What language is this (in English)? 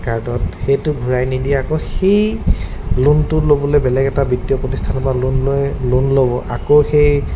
Assamese